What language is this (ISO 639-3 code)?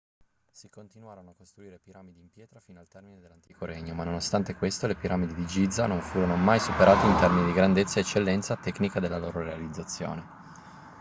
ita